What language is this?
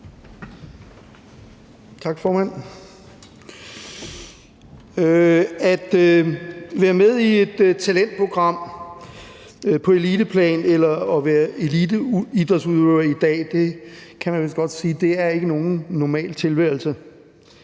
Danish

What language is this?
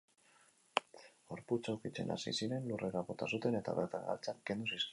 Basque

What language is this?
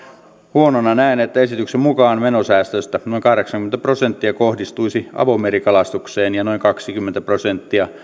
Finnish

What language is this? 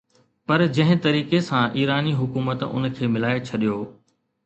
Sindhi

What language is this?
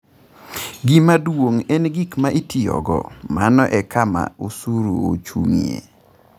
Luo (Kenya and Tanzania)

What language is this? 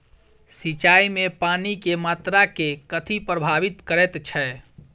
Maithili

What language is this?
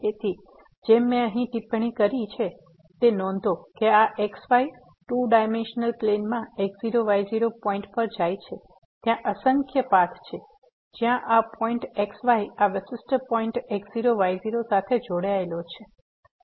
Gujarati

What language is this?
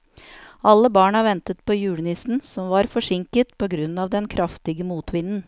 Norwegian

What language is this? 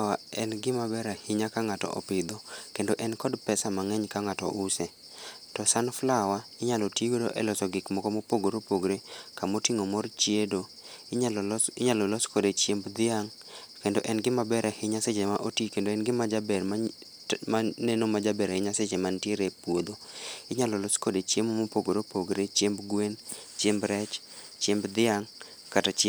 Luo (Kenya and Tanzania)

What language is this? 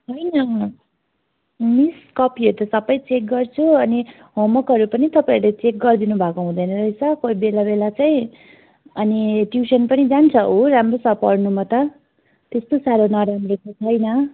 Nepali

